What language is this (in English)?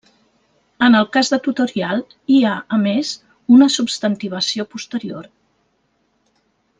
Catalan